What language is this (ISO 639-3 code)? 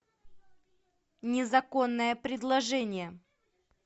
rus